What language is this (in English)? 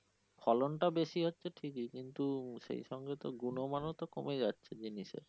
Bangla